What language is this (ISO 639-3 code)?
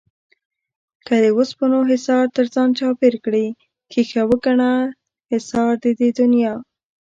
pus